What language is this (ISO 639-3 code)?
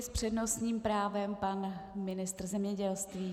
ces